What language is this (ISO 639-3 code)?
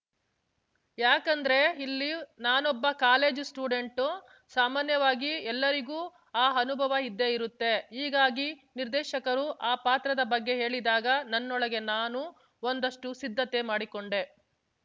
kan